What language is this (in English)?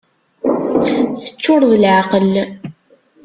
Kabyle